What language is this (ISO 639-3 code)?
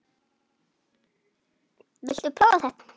isl